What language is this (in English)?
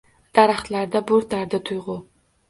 Uzbek